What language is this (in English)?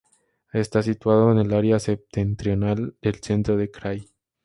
Spanish